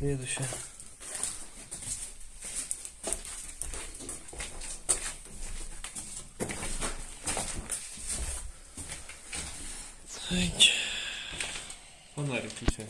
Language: Russian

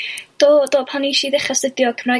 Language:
Welsh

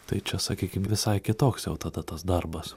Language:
Lithuanian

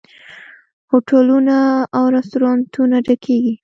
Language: Pashto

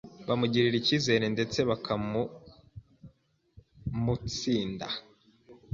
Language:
Kinyarwanda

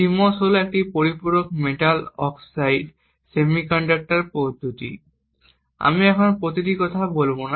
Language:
Bangla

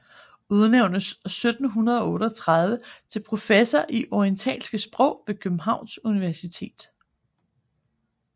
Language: Danish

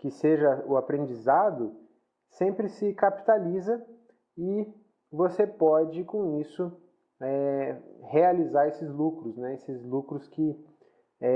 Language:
Portuguese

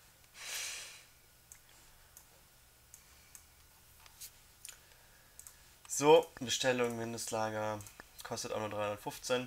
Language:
German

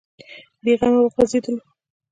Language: Pashto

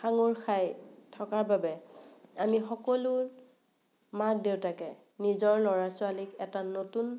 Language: Assamese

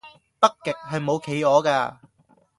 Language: Cantonese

